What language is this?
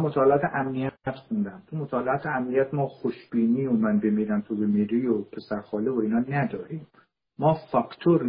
Persian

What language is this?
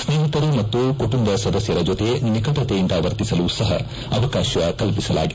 Kannada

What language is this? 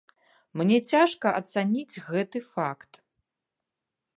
Belarusian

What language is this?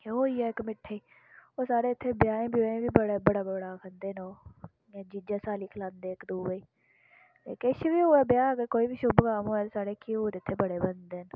Dogri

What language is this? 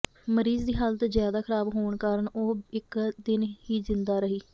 Punjabi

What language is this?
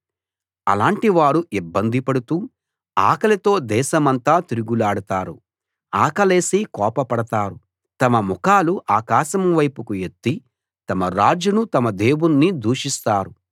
Telugu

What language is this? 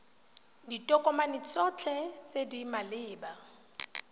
Tswana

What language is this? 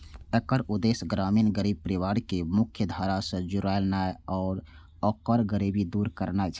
Maithili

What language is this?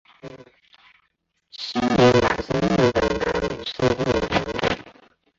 Chinese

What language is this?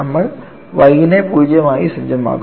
Malayalam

